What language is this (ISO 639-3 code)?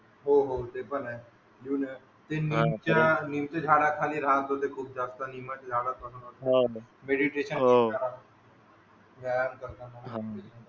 mar